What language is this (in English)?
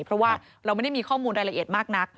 Thai